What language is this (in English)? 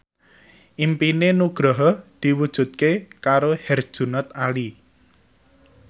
Javanese